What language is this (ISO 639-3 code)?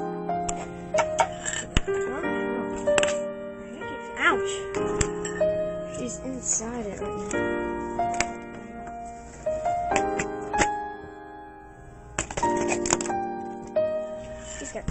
eng